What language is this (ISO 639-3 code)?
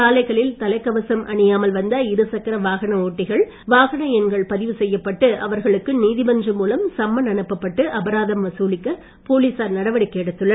tam